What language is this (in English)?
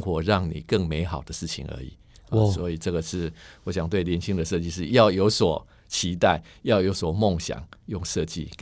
Chinese